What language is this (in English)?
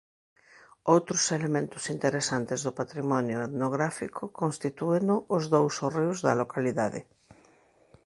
Galician